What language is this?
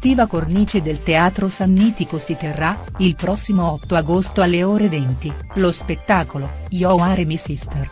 Italian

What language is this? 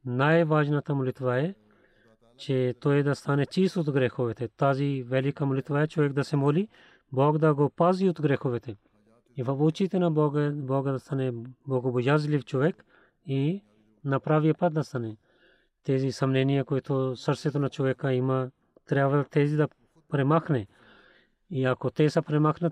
Bulgarian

